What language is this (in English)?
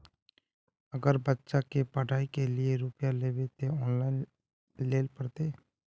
Magahi